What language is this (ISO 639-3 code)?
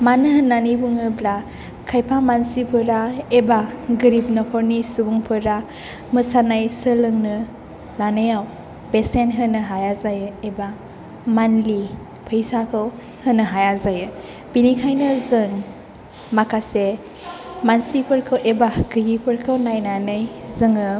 brx